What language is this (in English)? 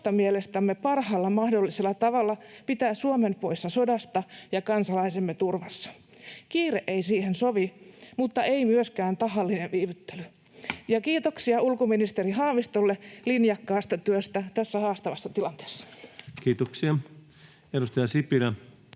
Finnish